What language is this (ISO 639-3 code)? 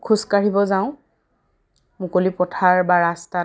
asm